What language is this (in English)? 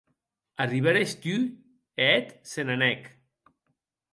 Occitan